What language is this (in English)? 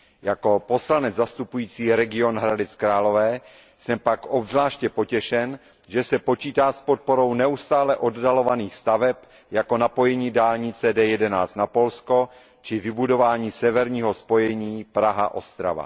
Czech